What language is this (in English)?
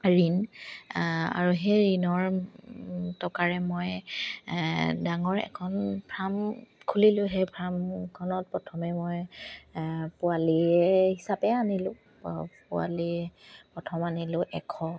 Assamese